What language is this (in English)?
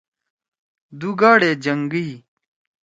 Torwali